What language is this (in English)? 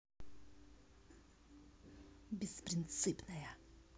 Russian